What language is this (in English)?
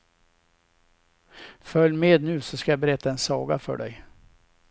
Swedish